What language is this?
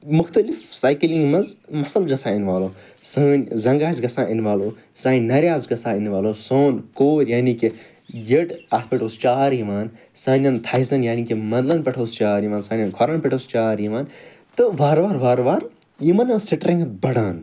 Kashmiri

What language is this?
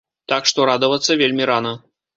Belarusian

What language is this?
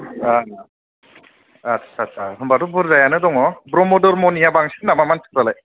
Bodo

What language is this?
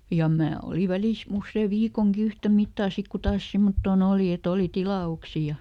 Finnish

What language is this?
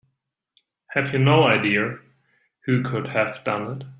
English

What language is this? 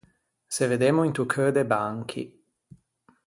Ligurian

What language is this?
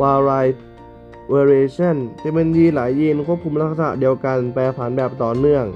Thai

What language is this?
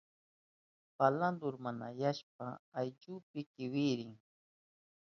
Southern Pastaza Quechua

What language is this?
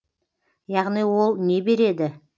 Kazakh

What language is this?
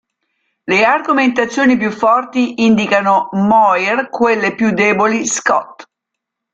Italian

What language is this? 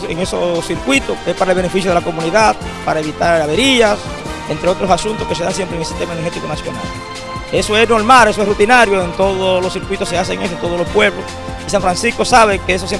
Spanish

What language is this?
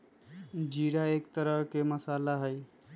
Magahi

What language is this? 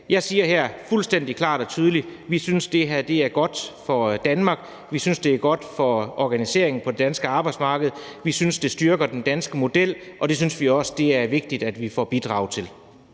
Danish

